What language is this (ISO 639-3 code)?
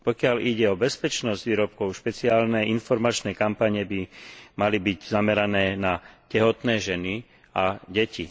slk